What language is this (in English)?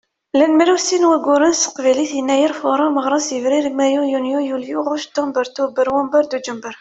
Kabyle